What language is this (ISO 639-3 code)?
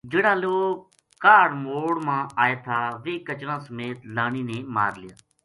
gju